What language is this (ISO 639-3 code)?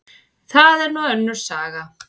isl